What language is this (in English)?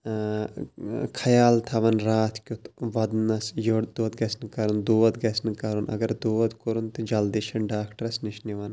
Kashmiri